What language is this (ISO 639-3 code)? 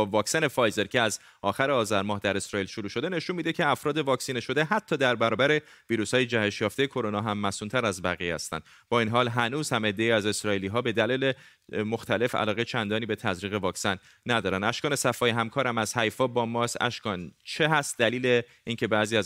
fas